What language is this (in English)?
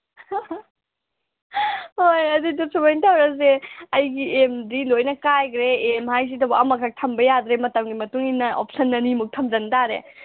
Manipuri